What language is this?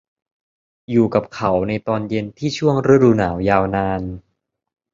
Thai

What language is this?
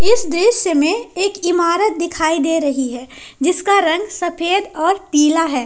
Hindi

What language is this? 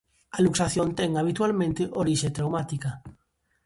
Galician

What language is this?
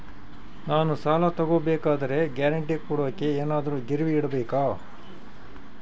Kannada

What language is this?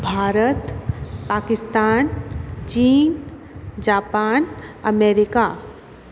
Hindi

